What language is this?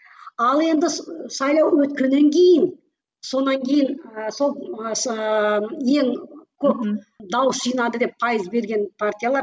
Kazakh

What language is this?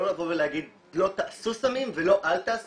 Hebrew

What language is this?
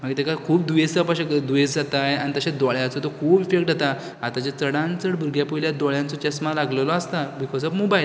Konkani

